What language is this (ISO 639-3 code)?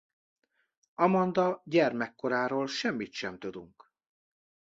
hun